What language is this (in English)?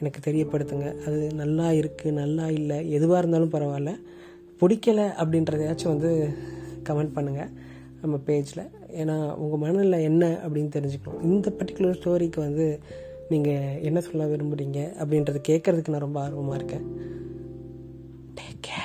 Tamil